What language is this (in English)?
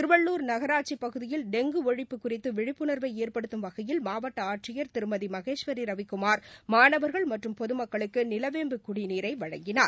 Tamil